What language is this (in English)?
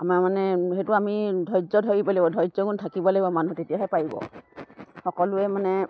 Assamese